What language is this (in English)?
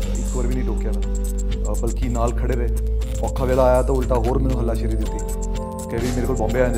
Punjabi